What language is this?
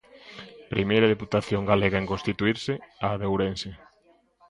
Galician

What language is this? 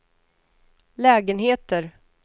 Swedish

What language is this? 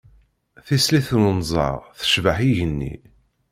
Kabyle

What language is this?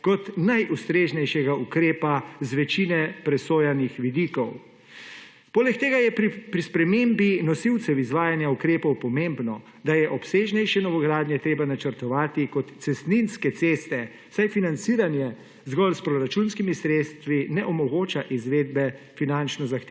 Slovenian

